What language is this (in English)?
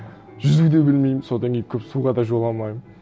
Kazakh